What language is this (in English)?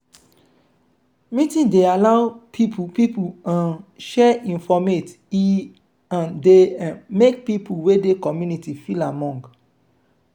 Nigerian Pidgin